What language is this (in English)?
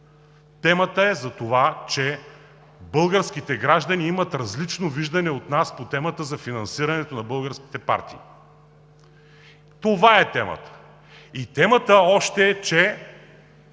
Bulgarian